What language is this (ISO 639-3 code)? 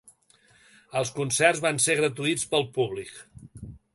cat